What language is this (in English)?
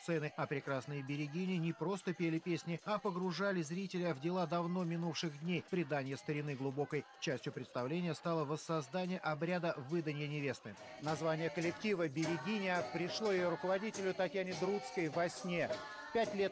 Russian